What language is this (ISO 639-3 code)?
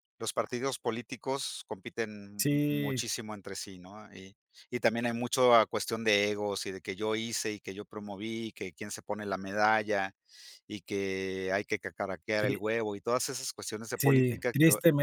spa